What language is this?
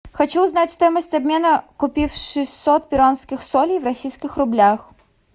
Russian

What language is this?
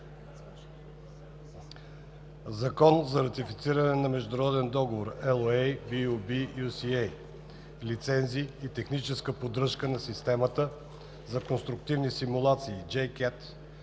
Bulgarian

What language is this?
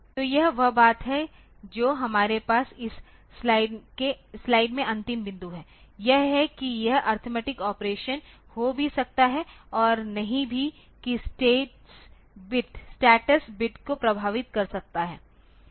Hindi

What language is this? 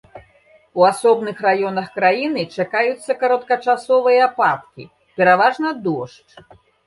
Belarusian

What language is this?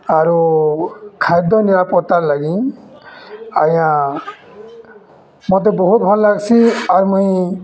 Odia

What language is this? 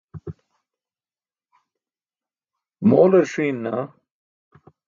Burushaski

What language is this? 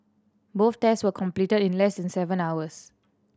English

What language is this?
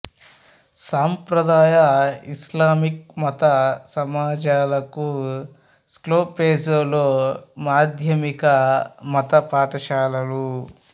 Telugu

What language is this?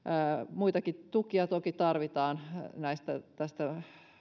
Finnish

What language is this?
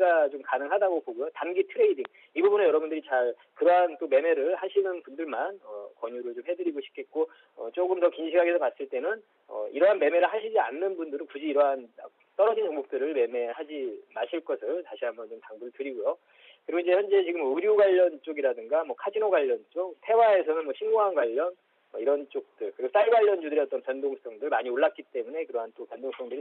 Korean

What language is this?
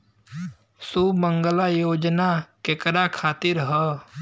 Bhojpuri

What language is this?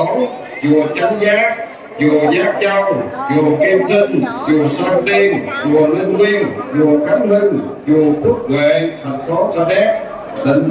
Vietnamese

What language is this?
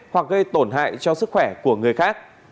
Vietnamese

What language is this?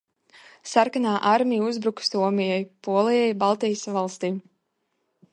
Latvian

